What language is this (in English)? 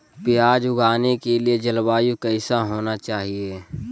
Magahi